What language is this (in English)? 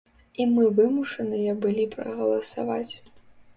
Belarusian